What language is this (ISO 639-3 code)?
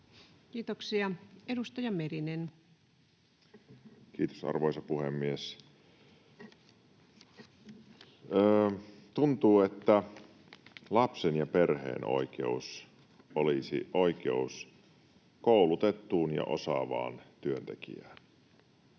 fin